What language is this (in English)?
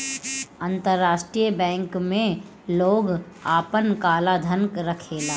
Bhojpuri